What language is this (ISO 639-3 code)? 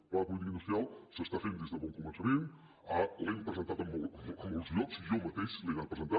cat